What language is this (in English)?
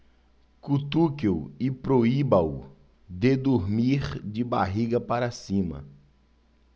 Portuguese